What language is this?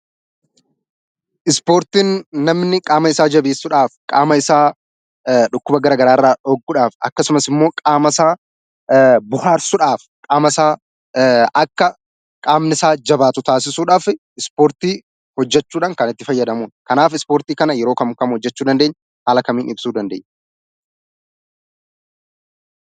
Oromo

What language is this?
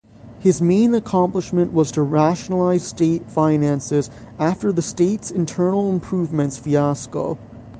English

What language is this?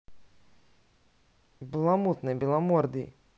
Russian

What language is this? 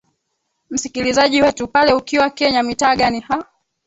Swahili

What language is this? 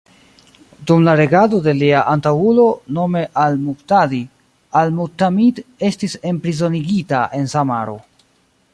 Esperanto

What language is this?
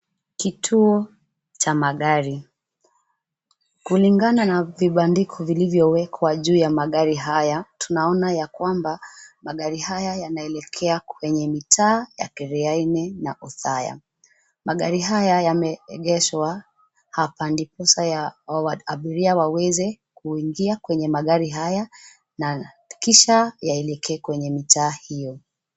Swahili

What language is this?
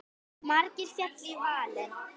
Icelandic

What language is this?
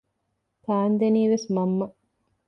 Divehi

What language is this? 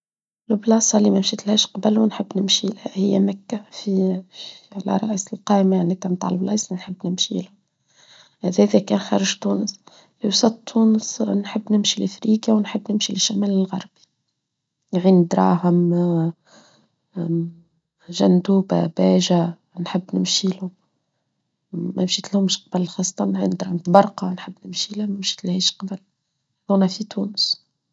Tunisian Arabic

